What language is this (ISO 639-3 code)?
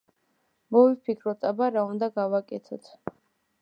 kat